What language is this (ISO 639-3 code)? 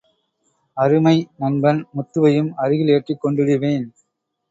tam